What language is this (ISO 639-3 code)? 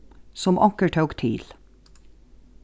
fao